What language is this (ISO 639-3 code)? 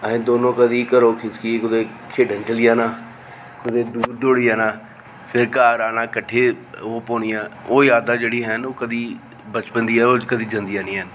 doi